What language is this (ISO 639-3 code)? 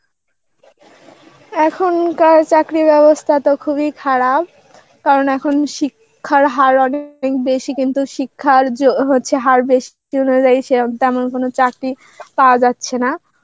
ben